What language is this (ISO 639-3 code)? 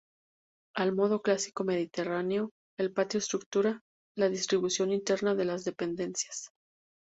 spa